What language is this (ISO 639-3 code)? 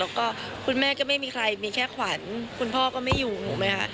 tha